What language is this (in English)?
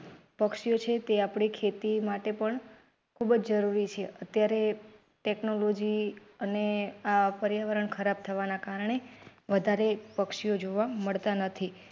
Gujarati